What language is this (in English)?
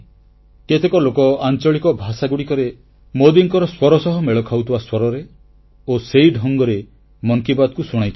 Odia